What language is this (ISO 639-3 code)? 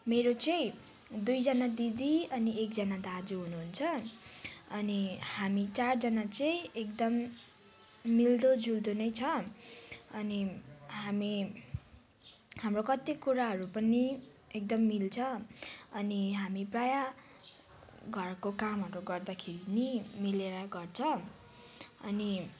nep